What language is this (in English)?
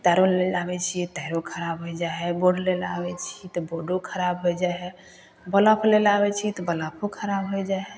Maithili